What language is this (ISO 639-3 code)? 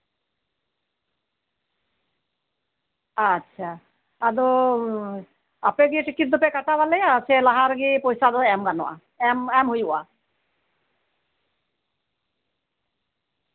sat